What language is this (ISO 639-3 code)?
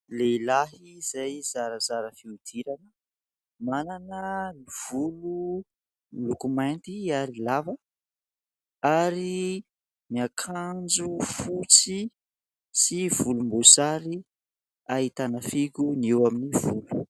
mlg